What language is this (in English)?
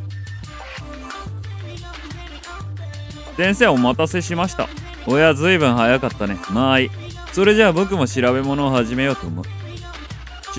Japanese